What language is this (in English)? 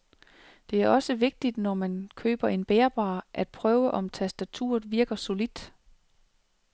Danish